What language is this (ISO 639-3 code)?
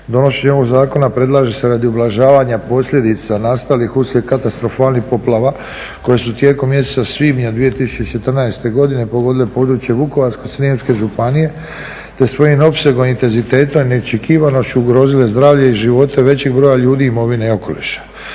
hrv